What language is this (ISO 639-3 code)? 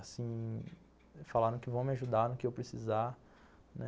por